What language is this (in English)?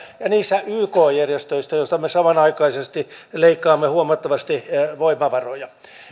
Finnish